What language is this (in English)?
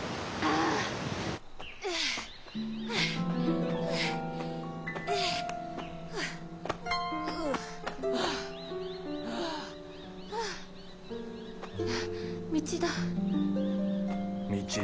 Japanese